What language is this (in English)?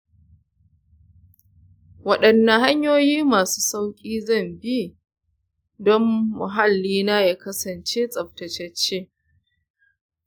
Hausa